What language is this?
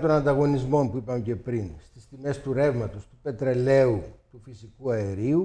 Greek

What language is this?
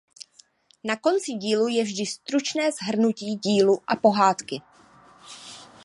Czech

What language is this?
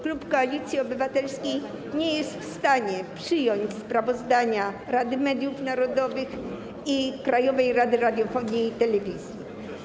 Polish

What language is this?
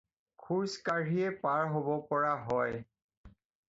Assamese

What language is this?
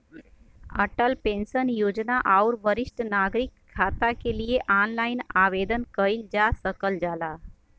Bhojpuri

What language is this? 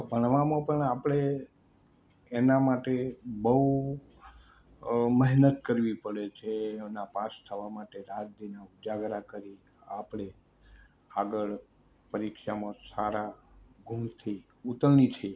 Gujarati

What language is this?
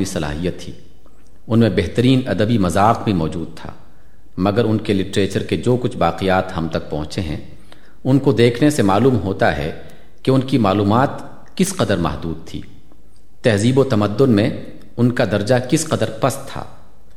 Urdu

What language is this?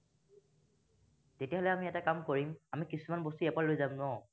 Assamese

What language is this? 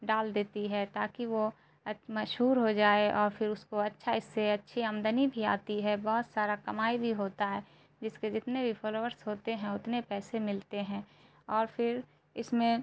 Urdu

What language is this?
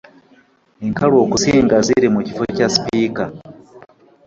Ganda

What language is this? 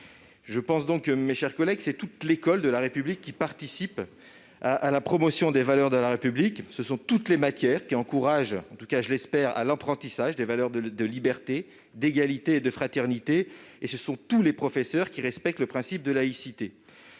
French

